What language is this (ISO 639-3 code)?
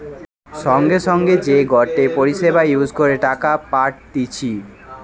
ben